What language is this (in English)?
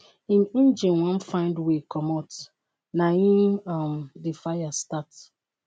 Nigerian Pidgin